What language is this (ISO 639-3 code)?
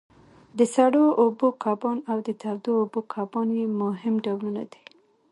pus